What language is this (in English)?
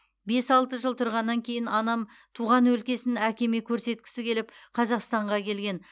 Kazakh